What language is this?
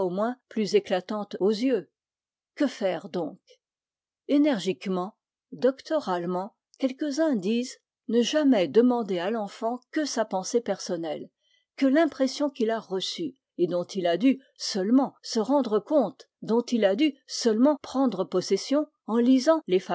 French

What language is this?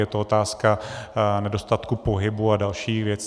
Czech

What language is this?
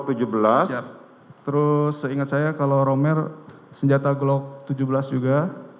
Indonesian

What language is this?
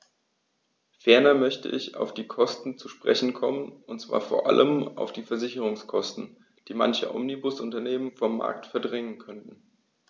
German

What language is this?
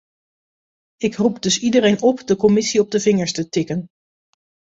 Dutch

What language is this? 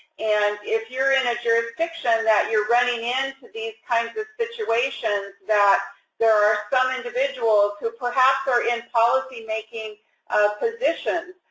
English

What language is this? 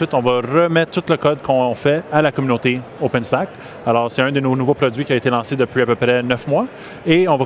French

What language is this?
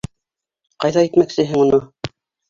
Bashkir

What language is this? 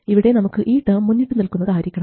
Malayalam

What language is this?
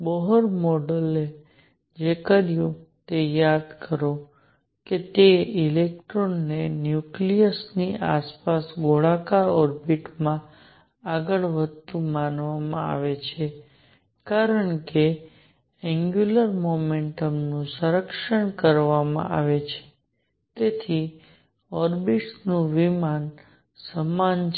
Gujarati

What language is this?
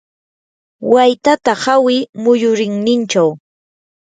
Yanahuanca Pasco Quechua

